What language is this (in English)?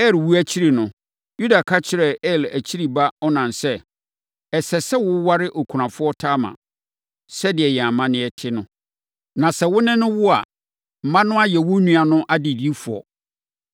Akan